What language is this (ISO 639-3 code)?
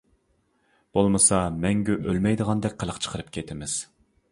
uig